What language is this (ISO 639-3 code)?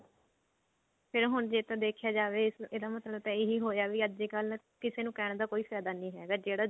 pan